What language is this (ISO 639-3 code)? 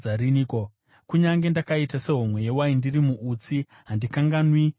sna